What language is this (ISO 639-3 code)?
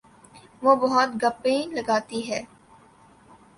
urd